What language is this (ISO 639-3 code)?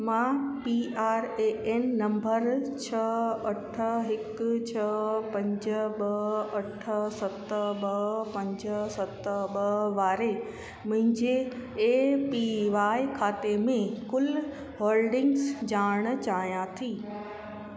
snd